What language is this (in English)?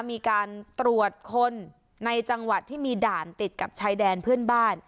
Thai